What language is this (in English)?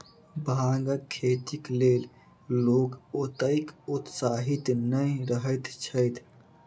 Maithili